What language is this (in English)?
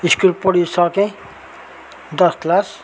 Nepali